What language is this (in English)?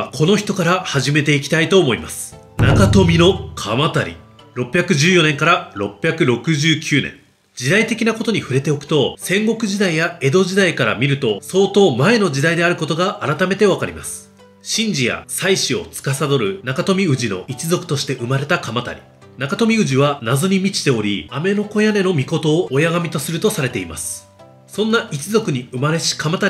Japanese